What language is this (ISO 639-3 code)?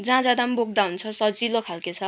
nep